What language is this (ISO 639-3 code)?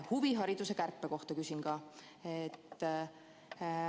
est